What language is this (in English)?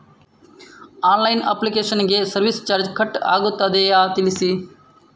Kannada